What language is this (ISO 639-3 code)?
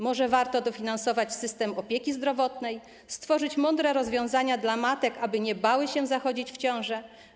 pol